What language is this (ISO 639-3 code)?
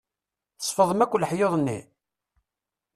kab